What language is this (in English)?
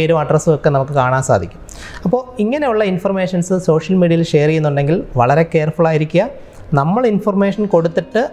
Malayalam